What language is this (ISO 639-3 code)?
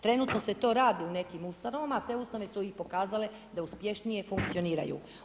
hrv